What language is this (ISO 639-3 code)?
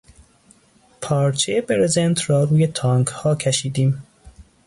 fas